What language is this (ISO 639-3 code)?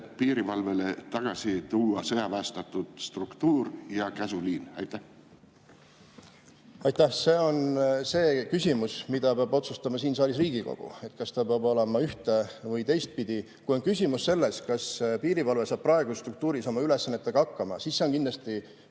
est